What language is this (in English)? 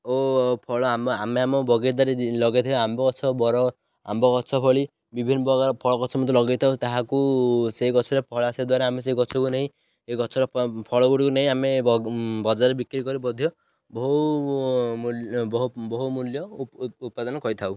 Odia